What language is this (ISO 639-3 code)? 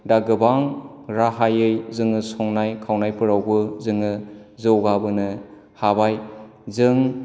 brx